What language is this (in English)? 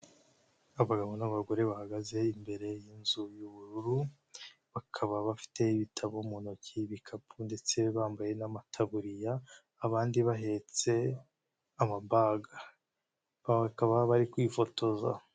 Kinyarwanda